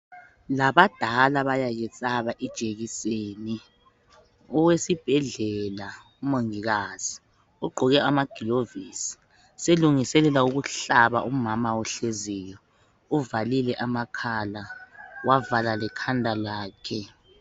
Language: North Ndebele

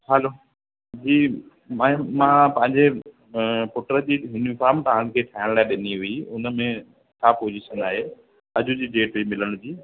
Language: Sindhi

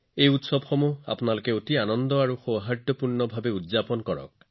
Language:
Assamese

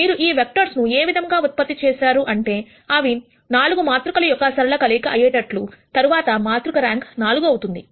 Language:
Telugu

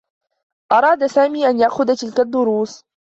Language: Arabic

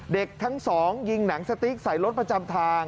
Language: Thai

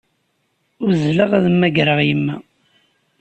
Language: Kabyle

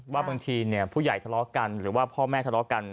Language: Thai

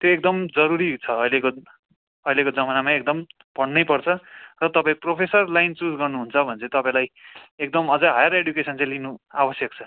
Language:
Nepali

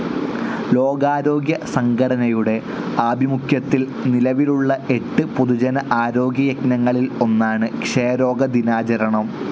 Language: Malayalam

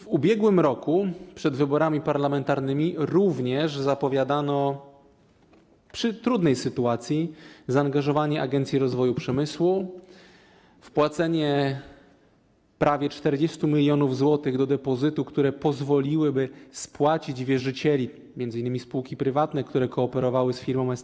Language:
Polish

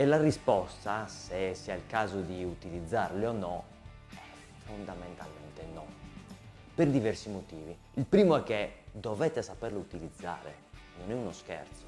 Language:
Italian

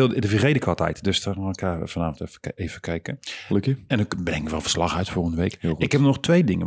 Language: Dutch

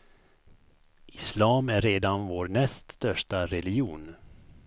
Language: Swedish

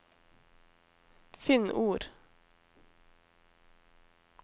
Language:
Norwegian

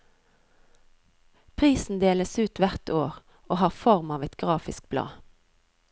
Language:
Norwegian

